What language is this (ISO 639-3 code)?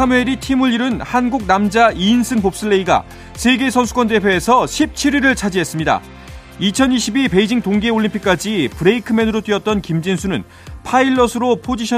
kor